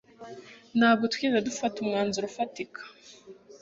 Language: Kinyarwanda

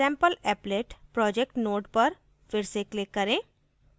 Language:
Hindi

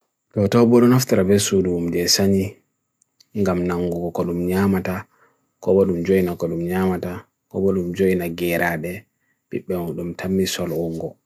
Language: Bagirmi Fulfulde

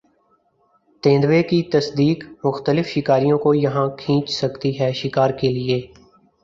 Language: Urdu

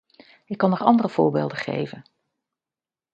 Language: Dutch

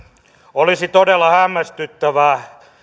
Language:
Finnish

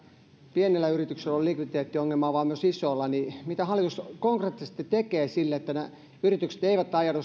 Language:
Finnish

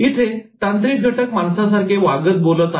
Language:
Marathi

